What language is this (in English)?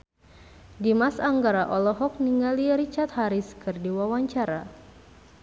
Sundanese